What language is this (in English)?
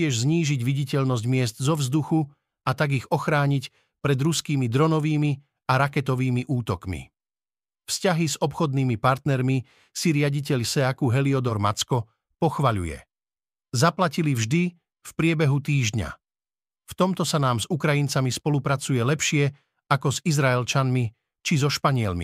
Slovak